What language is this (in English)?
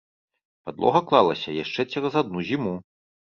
Belarusian